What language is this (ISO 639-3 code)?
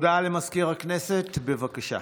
heb